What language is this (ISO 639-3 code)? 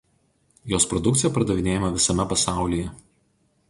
lit